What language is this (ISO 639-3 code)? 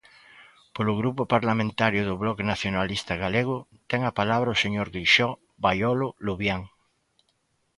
glg